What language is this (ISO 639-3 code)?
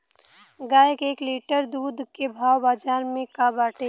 bho